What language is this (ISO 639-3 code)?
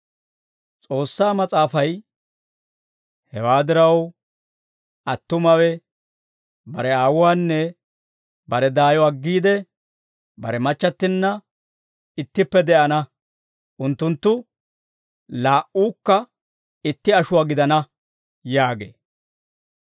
dwr